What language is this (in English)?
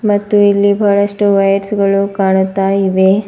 Kannada